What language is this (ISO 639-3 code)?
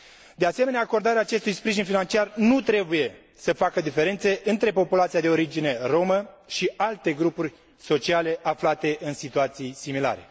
ron